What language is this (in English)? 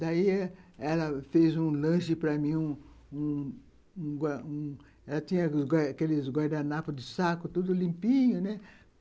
Portuguese